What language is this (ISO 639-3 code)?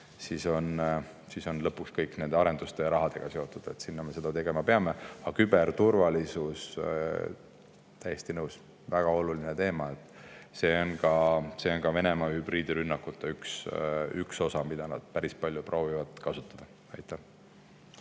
est